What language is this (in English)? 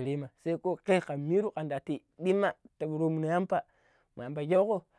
Pero